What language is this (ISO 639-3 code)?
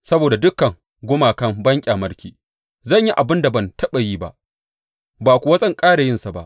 hau